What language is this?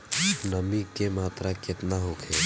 Bhojpuri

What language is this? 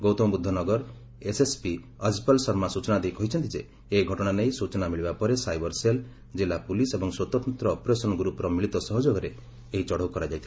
Odia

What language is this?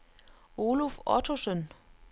Danish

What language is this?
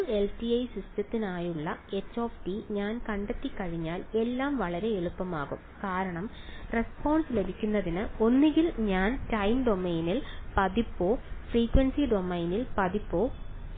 Malayalam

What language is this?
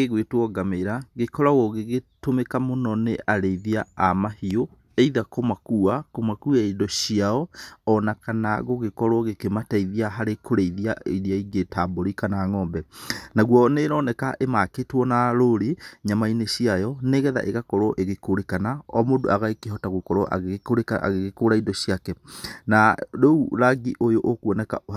Kikuyu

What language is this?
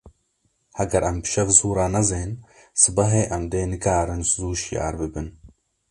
Kurdish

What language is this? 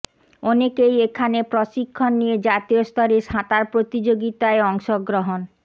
Bangla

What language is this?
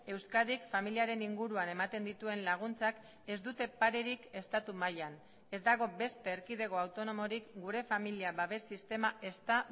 Basque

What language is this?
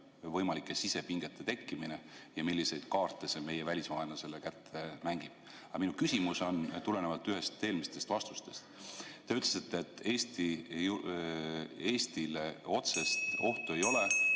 Estonian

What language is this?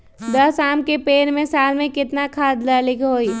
Magahi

